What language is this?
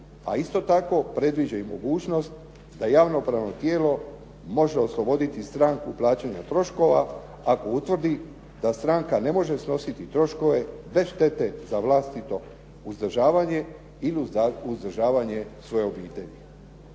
Croatian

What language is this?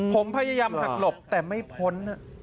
Thai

